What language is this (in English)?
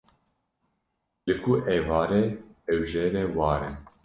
Kurdish